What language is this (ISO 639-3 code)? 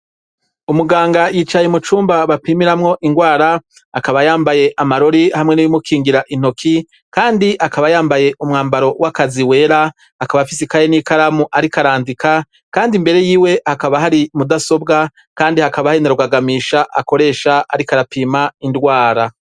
run